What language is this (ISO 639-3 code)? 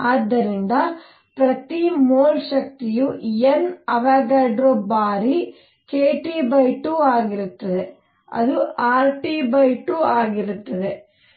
kan